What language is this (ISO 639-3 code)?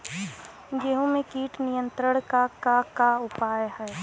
bho